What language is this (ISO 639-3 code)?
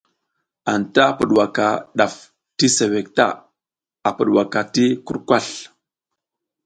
giz